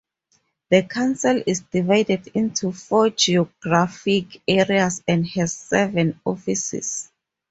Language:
English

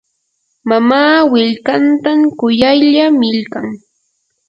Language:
Yanahuanca Pasco Quechua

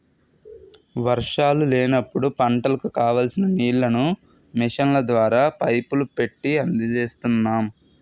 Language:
Telugu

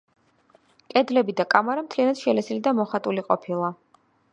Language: Georgian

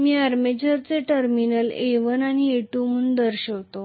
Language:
Marathi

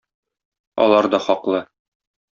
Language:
Tatar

